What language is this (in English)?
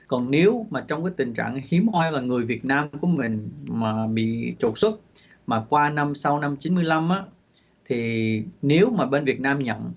Vietnamese